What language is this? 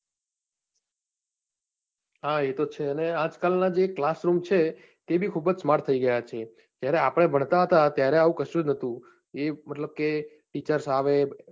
Gujarati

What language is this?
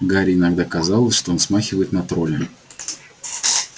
Russian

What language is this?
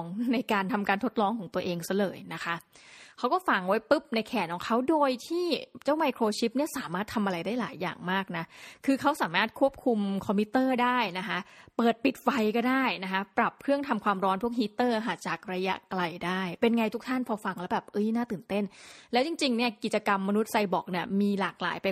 Thai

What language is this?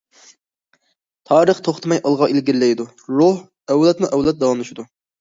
Uyghur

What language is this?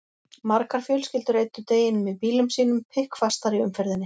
Icelandic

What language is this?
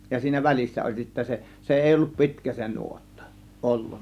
Finnish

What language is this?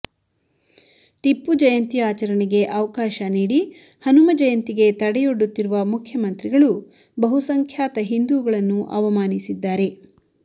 Kannada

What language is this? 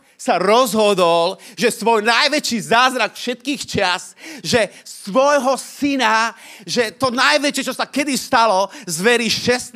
Slovak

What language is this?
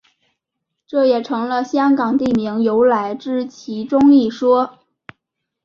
Chinese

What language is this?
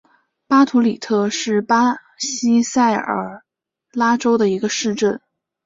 Chinese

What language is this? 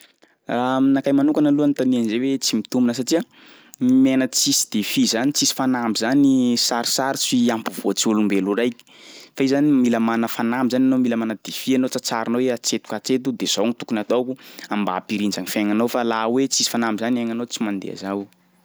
Sakalava Malagasy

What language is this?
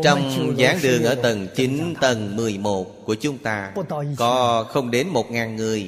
Vietnamese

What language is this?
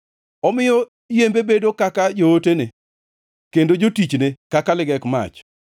Luo (Kenya and Tanzania)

